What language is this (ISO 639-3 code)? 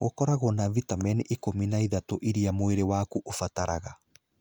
kik